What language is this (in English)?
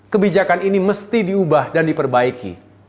Indonesian